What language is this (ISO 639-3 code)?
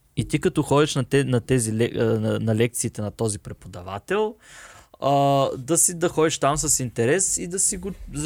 bul